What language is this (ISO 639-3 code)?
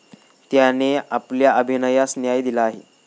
mar